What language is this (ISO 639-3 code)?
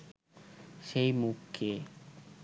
ben